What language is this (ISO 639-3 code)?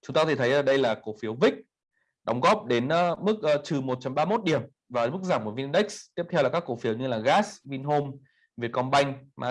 vie